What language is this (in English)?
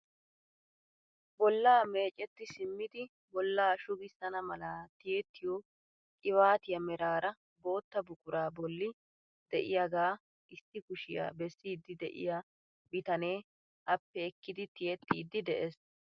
Wolaytta